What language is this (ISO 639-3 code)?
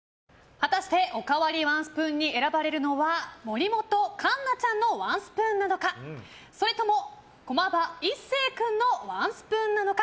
jpn